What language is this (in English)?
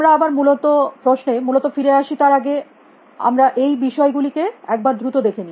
Bangla